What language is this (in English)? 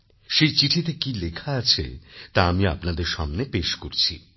Bangla